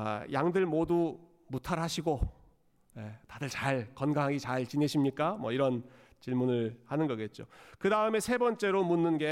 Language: Korean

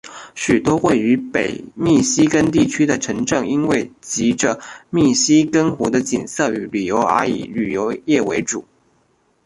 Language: Chinese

